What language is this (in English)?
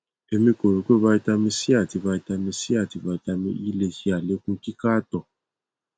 Yoruba